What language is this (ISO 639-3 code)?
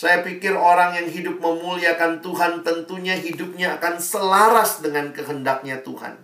ind